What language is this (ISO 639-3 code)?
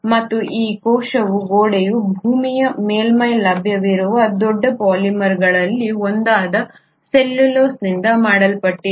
kan